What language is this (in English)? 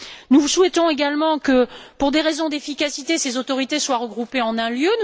French